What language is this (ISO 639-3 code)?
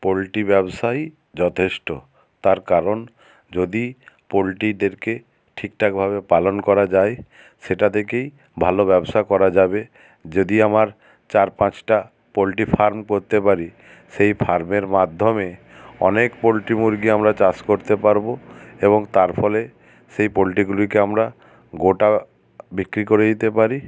ben